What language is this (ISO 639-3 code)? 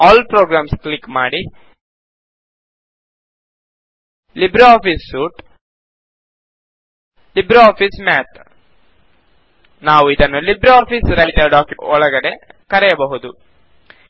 kan